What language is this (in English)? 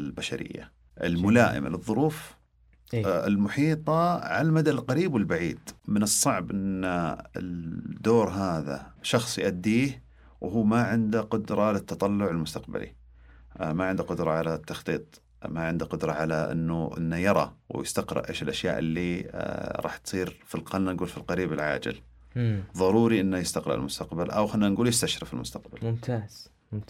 Arabic